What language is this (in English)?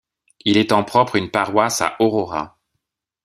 French